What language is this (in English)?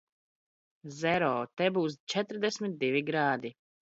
Latvian